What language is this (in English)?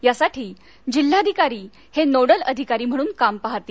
Marathi